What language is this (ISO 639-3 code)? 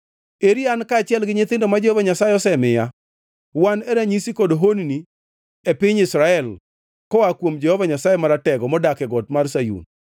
luo